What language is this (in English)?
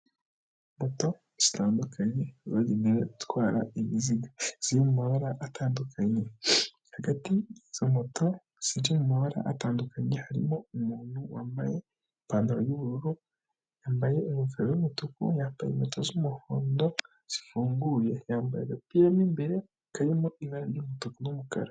Kinyarwanda